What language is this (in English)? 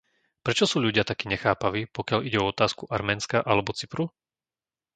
Slovak